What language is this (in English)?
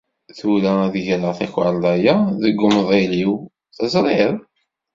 Kabyle